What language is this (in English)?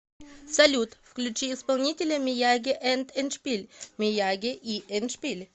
Russian